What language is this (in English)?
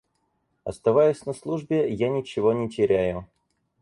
Russian